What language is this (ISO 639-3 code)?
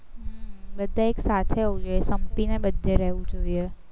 guj